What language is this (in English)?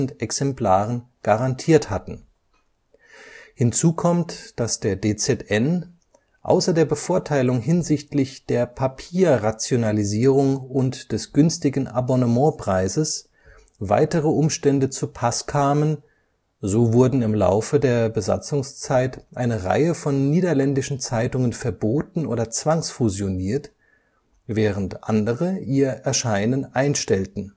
German